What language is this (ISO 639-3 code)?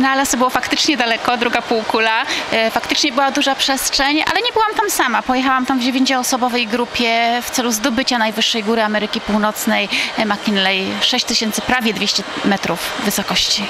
pol